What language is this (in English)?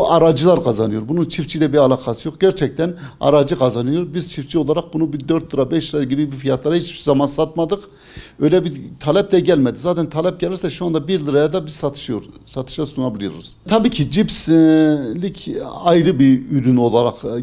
Turkish